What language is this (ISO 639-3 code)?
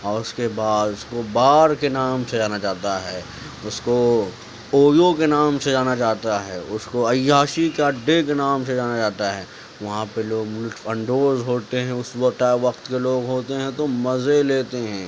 urd